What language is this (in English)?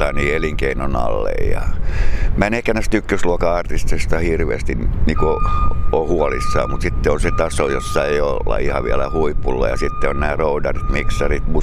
Finnish